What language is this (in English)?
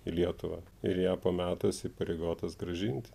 Lithuanian